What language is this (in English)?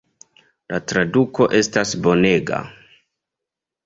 Esperanto